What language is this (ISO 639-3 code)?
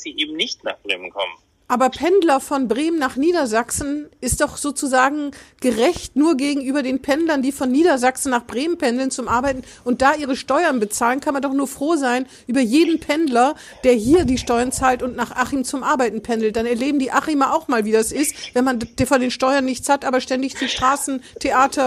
deu